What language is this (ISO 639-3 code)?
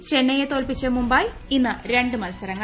mal